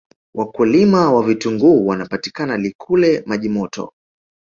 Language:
Swahili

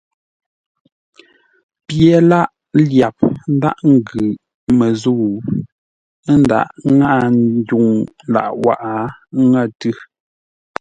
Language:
Ngombale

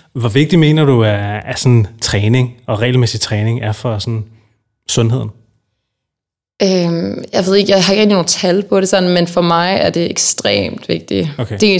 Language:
Danish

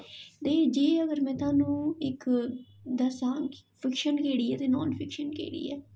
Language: Dogri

